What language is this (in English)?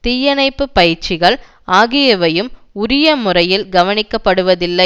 Tamil